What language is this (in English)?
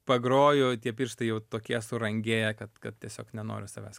Lithuanian